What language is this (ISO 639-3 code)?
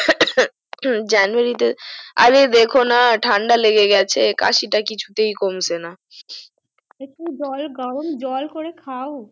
ben